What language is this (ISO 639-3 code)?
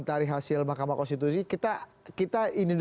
ind